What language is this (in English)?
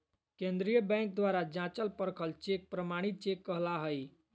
Magahi